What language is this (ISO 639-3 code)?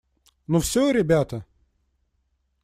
rus